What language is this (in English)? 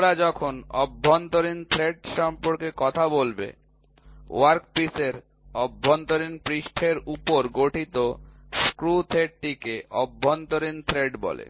Bangla